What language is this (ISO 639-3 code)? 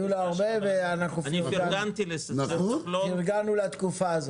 heb